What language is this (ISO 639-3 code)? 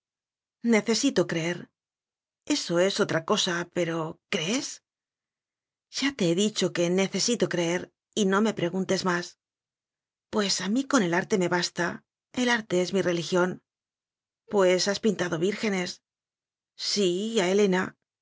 spa